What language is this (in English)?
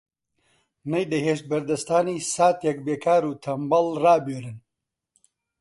Central Kurdish